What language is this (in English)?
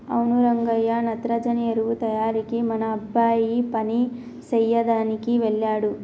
Telugu